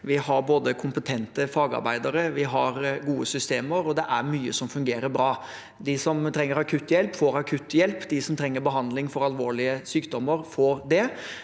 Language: Norwegian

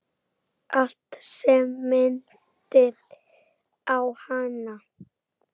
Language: Icelandic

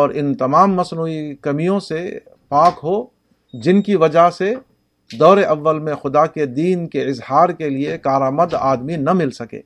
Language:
Urdu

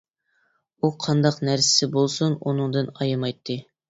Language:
Uyghur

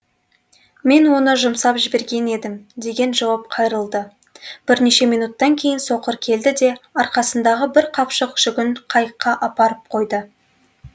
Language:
Kazakh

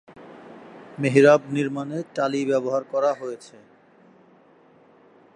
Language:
Bangla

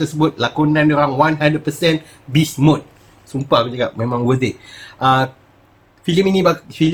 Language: Malay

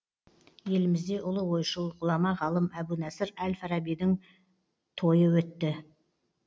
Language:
Kazakh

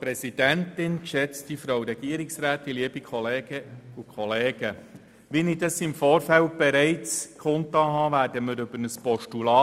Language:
Swiss German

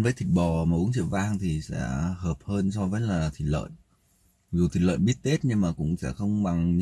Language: Vietnamese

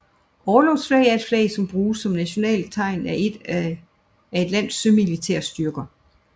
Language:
Danish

